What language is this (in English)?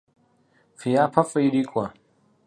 Kabardian